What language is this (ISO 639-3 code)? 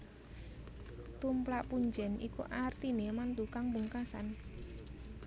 jav